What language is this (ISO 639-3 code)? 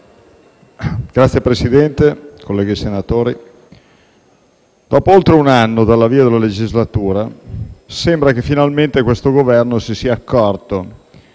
ita